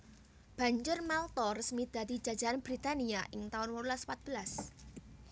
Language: Javanese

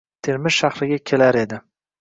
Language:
Uzbek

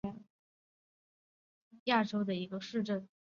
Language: Chinese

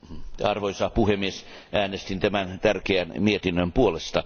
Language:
Finnish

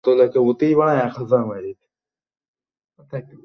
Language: Bangla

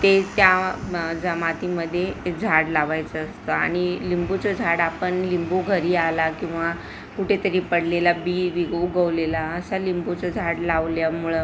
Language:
Marathi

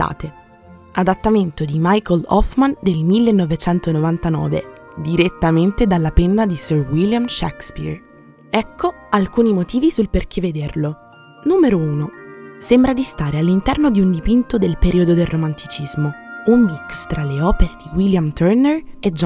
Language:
Italian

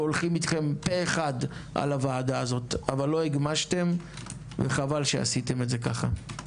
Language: Hebrew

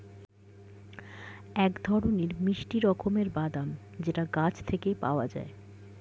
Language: Bangla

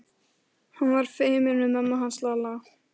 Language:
Icelandic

